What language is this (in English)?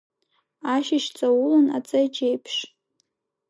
Abkhazian